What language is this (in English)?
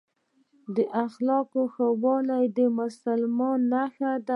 Pashto